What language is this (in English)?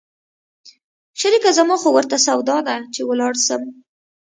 Pashto